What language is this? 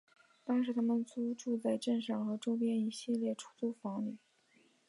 Chinese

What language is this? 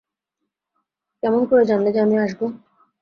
Bangla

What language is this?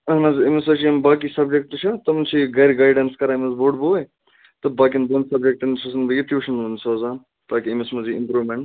Kashmiri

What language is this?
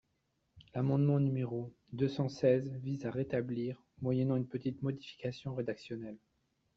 French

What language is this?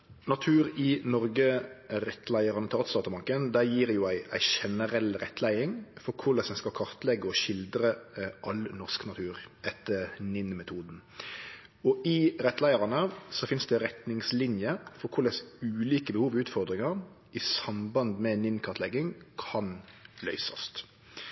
Norwegian Nynorsk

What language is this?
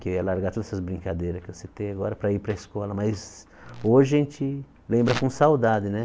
Portuguese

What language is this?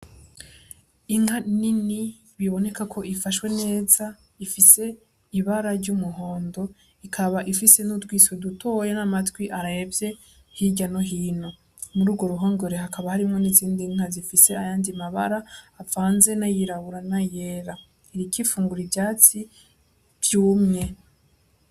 Rundi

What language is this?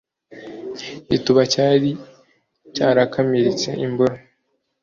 Kinyarwanda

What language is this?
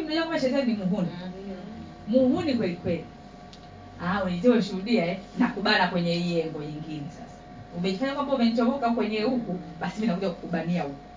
Swahili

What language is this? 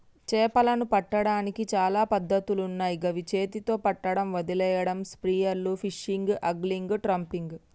Telugu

